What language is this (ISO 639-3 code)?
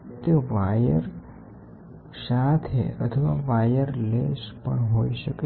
guj